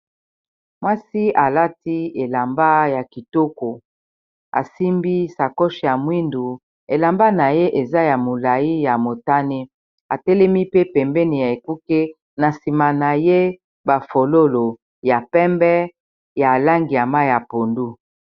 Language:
Lingala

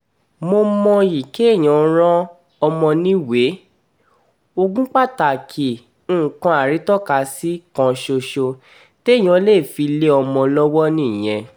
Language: Yoruba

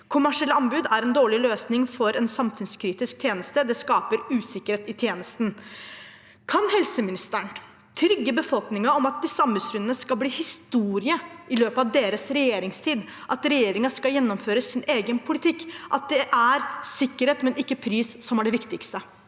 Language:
Norwegian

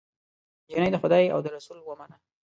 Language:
Pashto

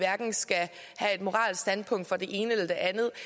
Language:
Danish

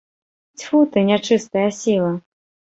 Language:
Belarusian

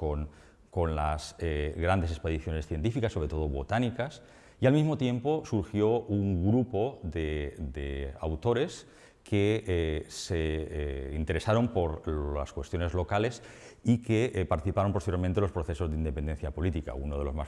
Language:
Spanish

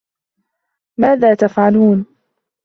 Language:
Arabic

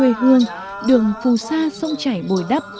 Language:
Vietnamese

